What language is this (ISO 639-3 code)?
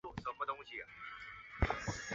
zho